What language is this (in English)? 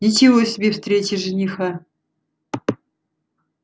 Russian